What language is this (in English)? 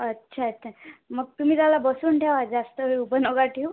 Marathi